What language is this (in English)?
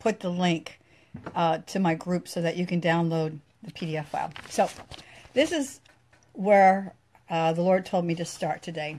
English